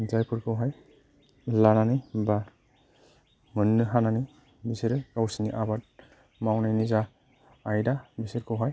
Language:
Bodo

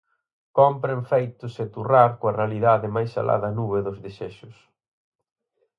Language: Galician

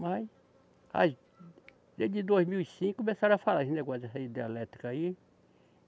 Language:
Portuguese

